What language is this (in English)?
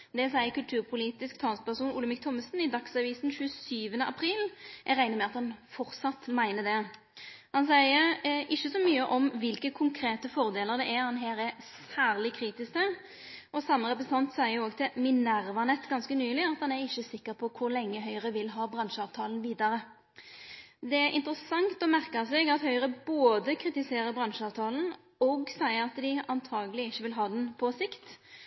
Norwegian Nynorsk